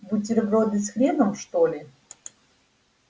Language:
Russian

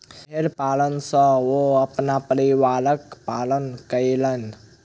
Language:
Maithili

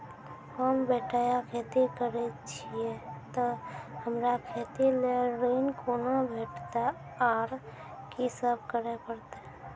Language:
Maithili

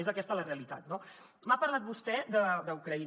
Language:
Catalan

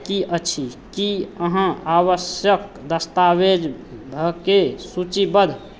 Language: Maithili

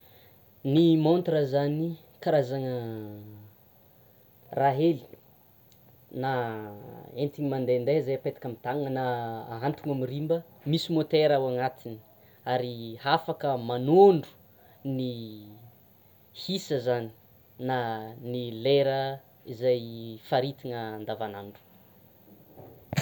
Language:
Tsimihety Malagasy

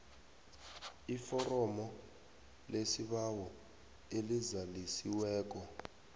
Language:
South Ndebele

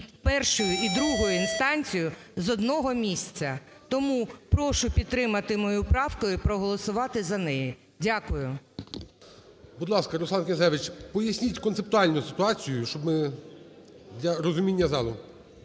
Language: Ukrainian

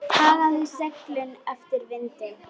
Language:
Icelandic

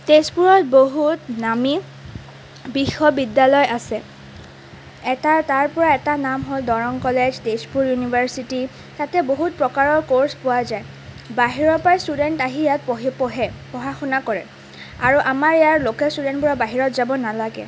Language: Assamese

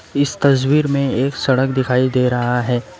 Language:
Hindi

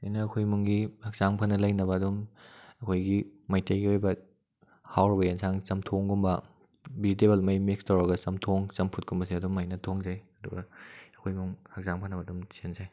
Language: Manipuri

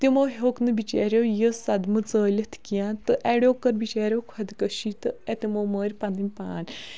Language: Kashmiri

